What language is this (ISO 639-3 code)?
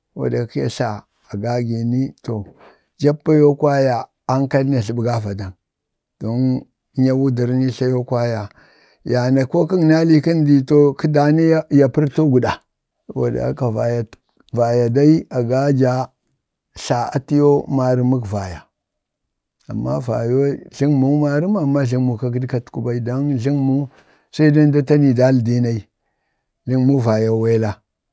bde